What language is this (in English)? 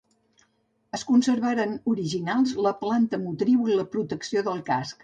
Catalan